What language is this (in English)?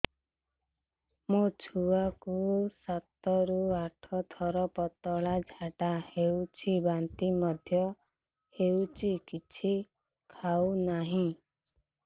Odia